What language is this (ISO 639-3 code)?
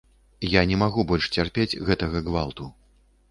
bel